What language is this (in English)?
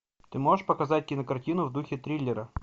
Russian